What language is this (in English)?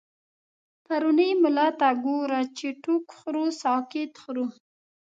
Pashto